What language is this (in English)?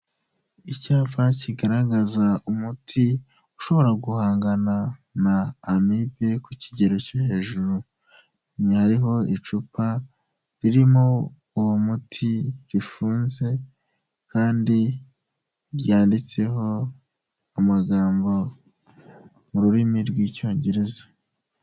Kinyarwanda